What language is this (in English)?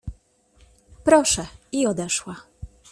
Polish